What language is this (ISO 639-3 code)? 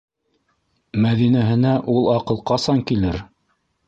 bak